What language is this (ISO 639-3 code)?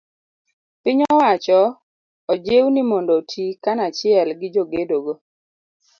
luo